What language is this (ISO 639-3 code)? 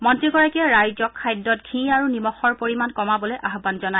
asm